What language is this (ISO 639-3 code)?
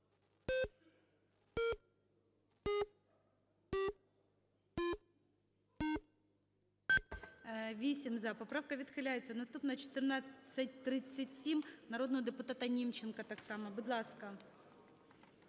ukr